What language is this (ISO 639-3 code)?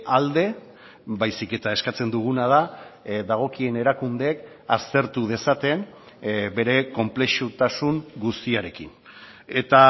eus